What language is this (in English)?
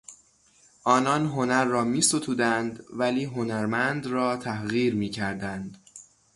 Persian